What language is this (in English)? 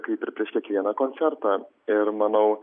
Lithuanian